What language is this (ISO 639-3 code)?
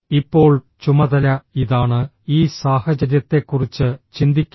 mal